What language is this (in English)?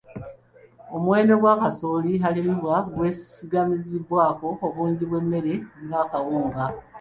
Ganda